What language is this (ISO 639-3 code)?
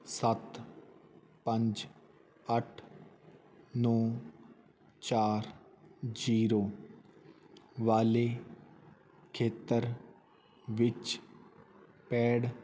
pan